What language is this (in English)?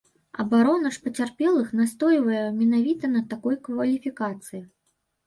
Belarusian